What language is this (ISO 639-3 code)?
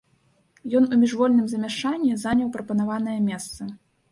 bel